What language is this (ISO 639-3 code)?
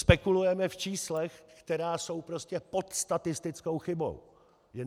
ces